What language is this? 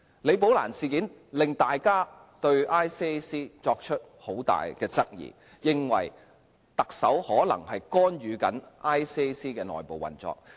Cantonese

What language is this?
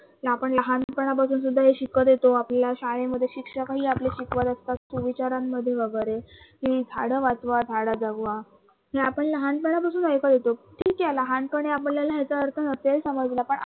Marathi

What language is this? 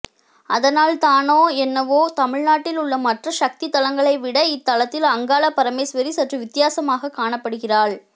Tamil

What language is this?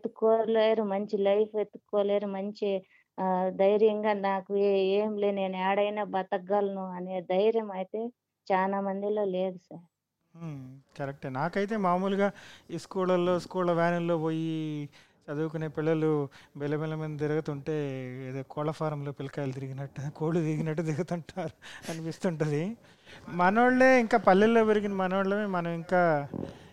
Telugu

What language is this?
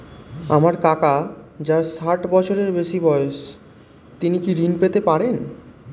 Bangla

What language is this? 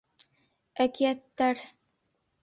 Bashkir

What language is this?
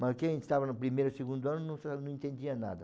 Portuguese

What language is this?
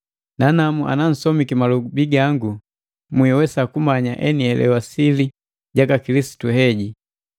Matengo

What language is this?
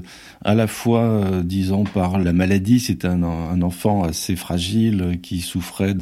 French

